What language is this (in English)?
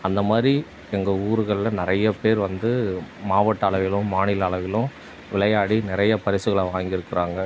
Tamil